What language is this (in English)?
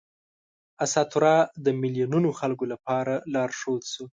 Pashto